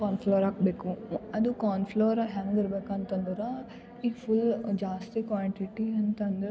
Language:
Kannada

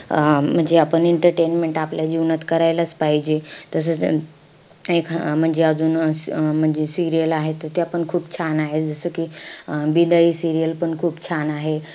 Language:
Marathi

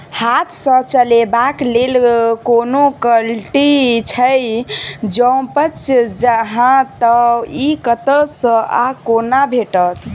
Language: Maithili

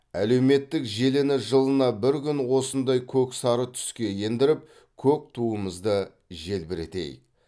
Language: Kazakh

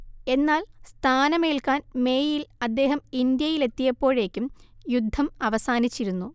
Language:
Malayalam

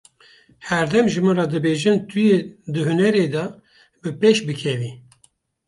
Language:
Kurdish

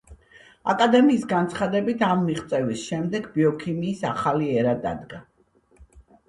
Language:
Georgian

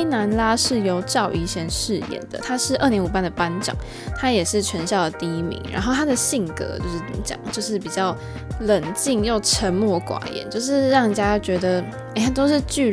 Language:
Chinese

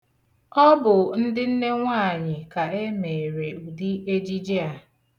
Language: Igbo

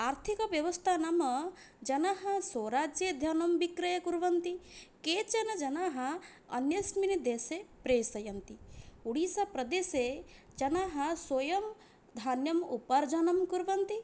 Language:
Sanskrit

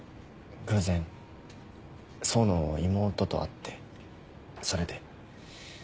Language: Japanese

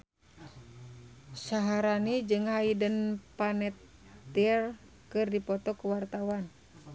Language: Sundanese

